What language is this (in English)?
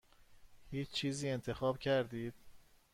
Persian